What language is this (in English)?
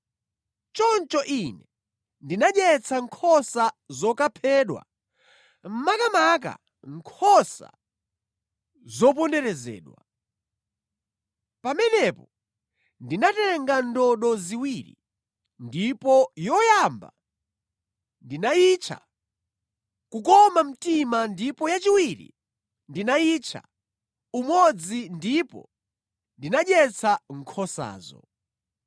Nyanja